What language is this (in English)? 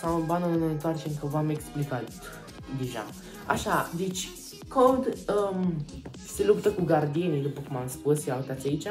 Romanian